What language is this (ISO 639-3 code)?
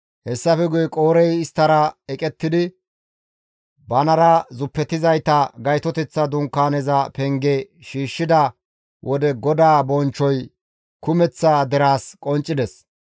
gmv